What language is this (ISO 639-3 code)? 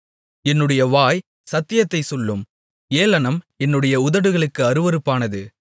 tam